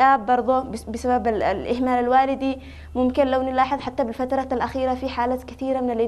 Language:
Arabic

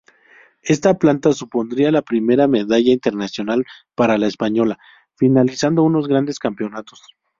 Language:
Spanish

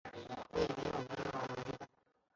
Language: Chinese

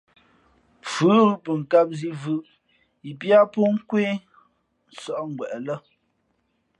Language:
Fe'fe'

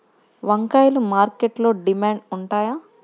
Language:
Telugu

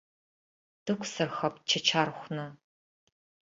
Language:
Abkhazian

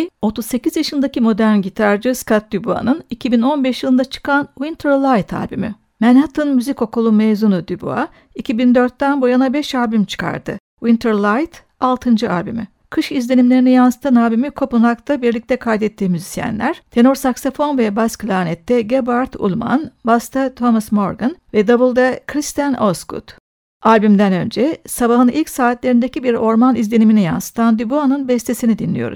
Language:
Turkish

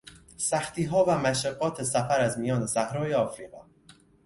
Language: Persian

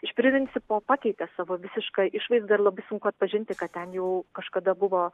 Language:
Lithuanian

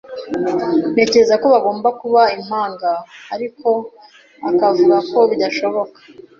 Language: Kinyarwanda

